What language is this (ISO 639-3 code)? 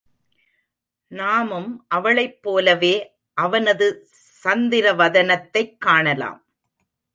tam